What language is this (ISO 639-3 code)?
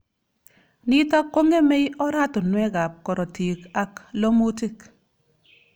kln